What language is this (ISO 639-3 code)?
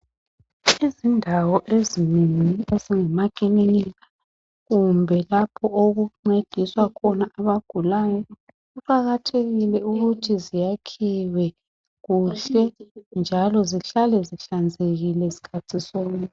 nde